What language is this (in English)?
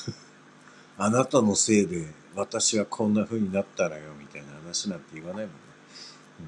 Japanese